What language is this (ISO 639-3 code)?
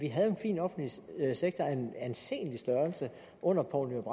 dan